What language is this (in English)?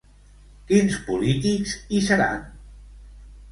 Catalan